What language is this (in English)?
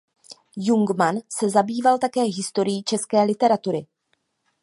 Czech